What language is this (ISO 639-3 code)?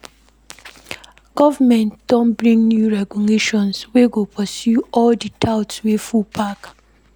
pcm